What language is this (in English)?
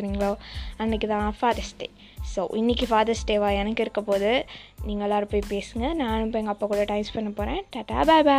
Tamil